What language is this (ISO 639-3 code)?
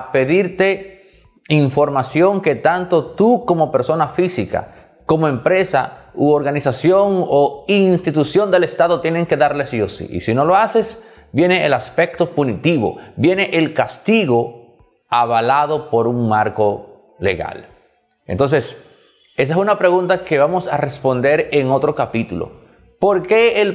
spa